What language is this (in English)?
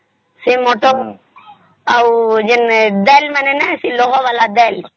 Odia